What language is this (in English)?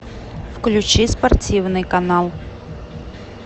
Russian